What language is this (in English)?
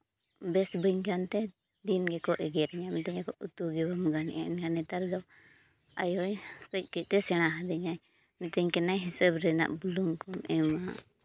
Santali